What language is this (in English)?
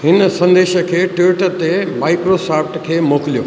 Sindhi